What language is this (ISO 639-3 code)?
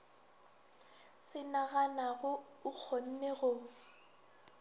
nso